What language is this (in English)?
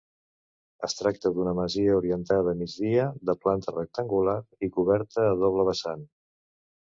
Catalan